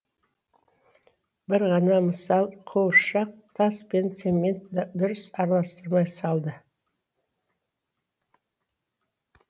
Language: Kazakh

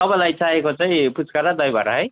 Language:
Nepali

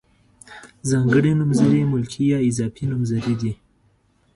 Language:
Pashto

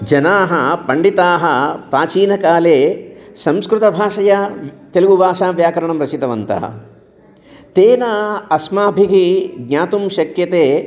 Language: Sanskrit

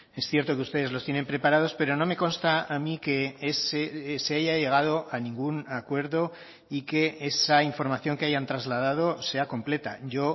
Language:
Spanish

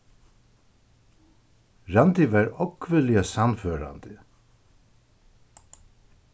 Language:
Faroese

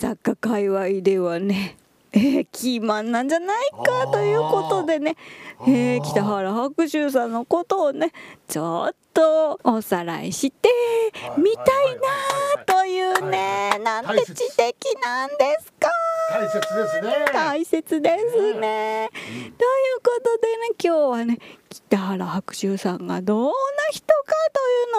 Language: Japanese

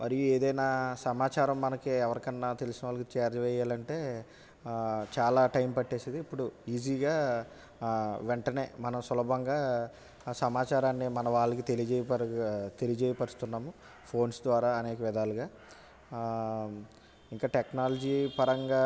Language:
Telugu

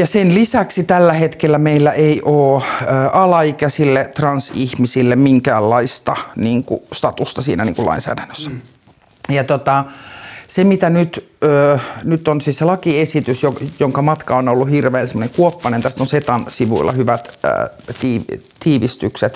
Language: Finnish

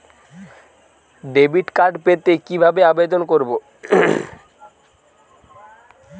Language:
Bangla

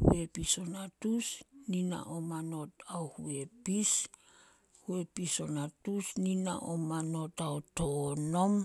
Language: Solos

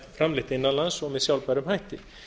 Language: Icelandic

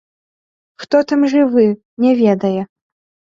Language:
Belarusian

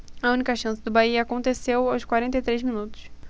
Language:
Portuguese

